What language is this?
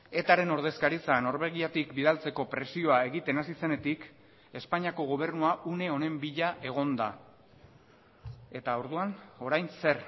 Basque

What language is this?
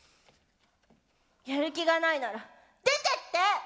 Japanese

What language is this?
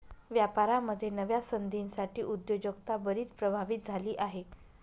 Marathi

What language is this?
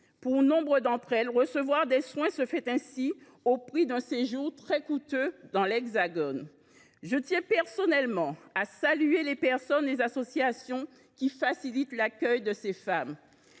French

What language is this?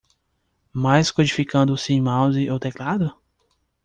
Portuguese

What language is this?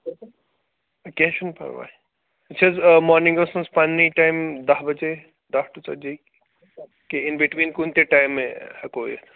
Kashmiri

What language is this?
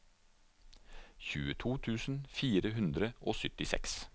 Norwegian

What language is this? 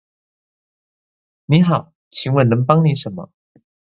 Chinese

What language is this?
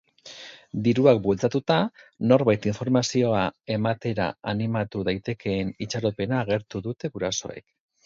Basque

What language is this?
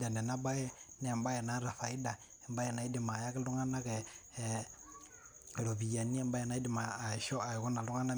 Masai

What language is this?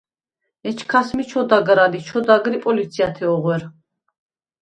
Svan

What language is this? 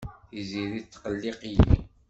Kabyle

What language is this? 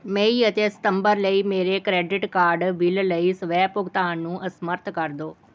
Punjabi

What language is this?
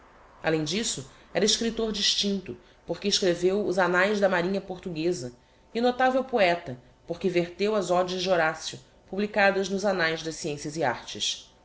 Portuguese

